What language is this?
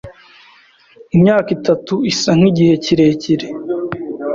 Kinyarwanda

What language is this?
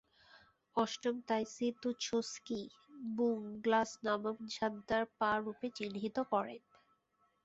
Bangla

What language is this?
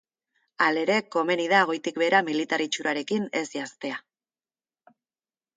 Basque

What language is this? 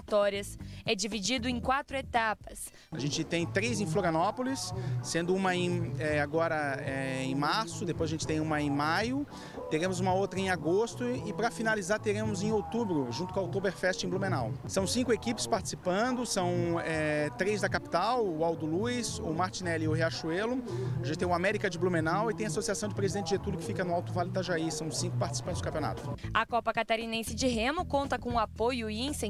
Portuguese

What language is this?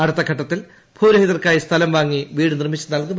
Malayalam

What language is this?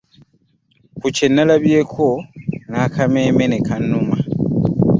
Ganda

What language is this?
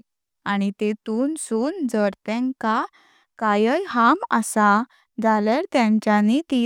Konkani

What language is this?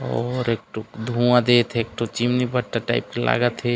Chhattisgarhi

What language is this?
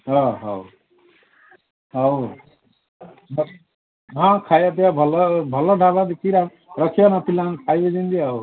Odia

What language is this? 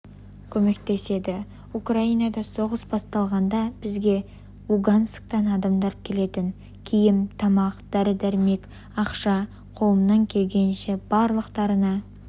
Kazakh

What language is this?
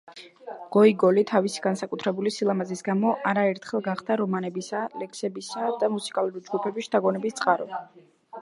Georgian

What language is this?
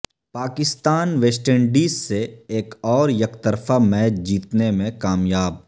Urdu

